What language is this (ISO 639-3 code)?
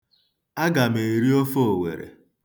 ibo